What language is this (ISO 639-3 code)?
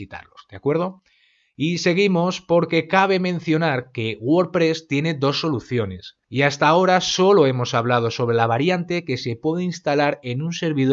spa